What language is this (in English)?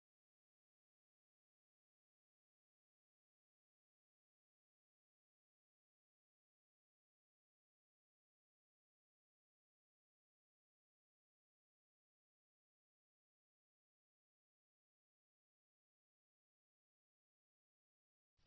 Marathi